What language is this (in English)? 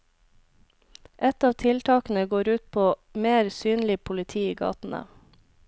Norwegian